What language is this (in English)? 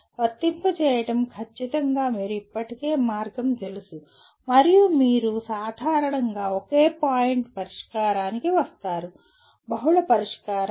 Telugu